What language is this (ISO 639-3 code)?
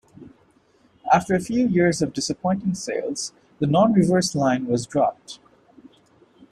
eng